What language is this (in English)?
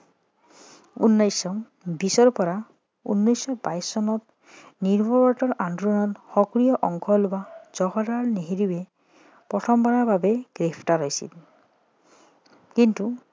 Assamese